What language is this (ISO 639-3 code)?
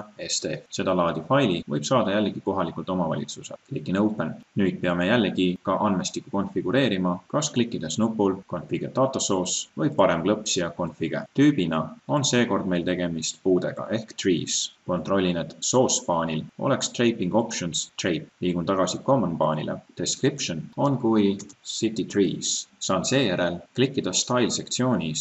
hun